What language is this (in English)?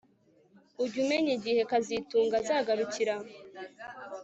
Kinyarwanda